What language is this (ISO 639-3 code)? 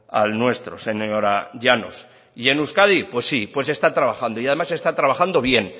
spa